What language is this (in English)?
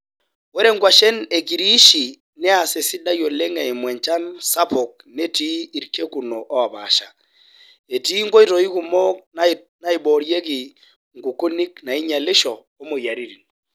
Masai